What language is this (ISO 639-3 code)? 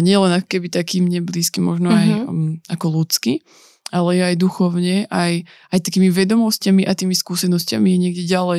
slk